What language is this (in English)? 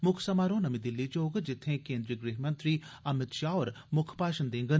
Dogri